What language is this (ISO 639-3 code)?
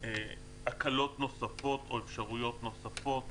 heb